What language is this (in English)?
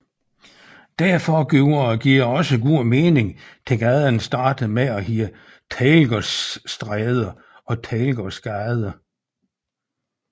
Danish